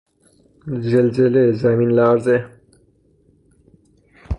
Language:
Persian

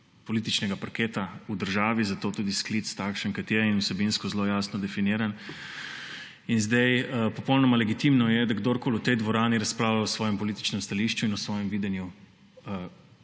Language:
Slovenian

